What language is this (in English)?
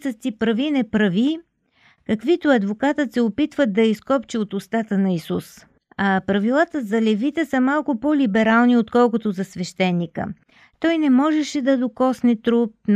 Bulgarian